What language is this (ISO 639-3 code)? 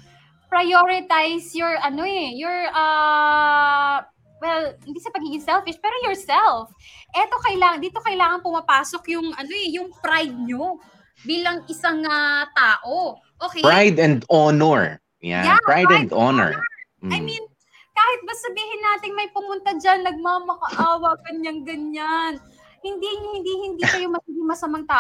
fil